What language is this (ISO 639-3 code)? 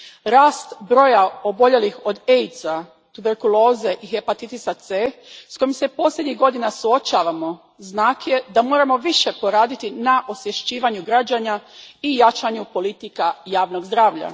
hrv